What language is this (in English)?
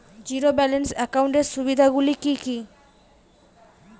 Bangla